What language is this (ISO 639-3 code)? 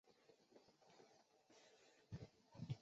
zho